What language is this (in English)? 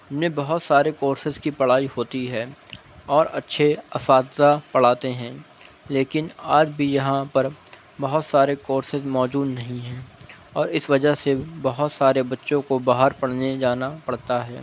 Urdu